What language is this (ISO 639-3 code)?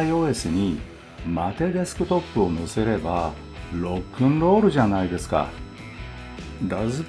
jpn